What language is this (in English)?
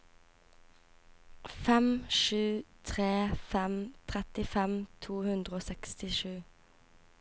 Norwegian